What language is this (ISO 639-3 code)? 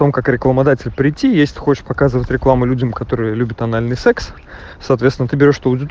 rus